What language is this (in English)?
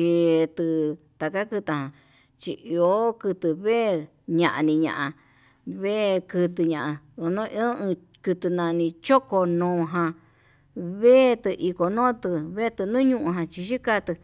Yutanduchi Mixtec